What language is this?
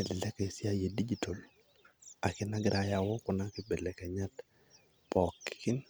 Masai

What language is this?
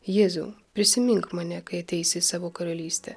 Lithuanian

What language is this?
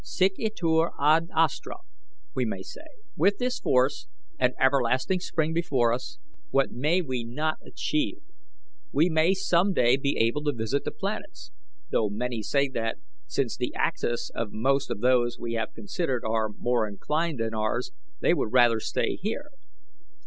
English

